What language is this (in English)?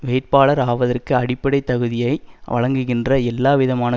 Tamil